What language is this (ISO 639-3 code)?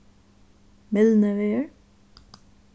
fao